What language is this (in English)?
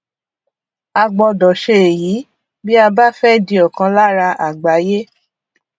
Yoruba